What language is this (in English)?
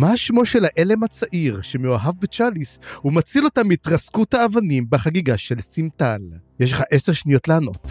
Hebrew